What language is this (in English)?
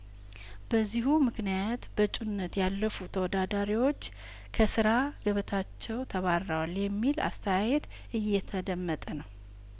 Amharic